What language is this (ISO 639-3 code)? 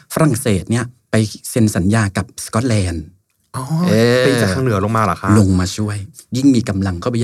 tha